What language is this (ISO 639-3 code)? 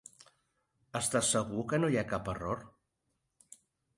cat